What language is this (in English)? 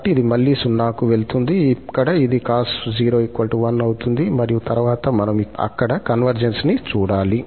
Telugu